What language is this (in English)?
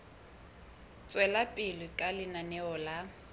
Southern Sotho